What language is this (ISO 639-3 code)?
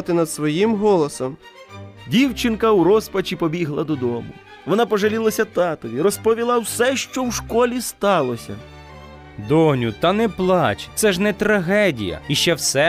ukr